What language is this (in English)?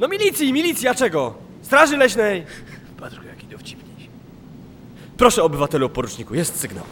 Polish